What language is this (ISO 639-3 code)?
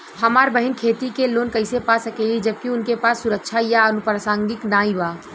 bho